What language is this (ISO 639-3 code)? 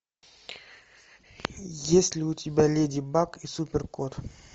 rus